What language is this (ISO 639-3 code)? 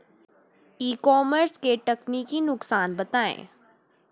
hin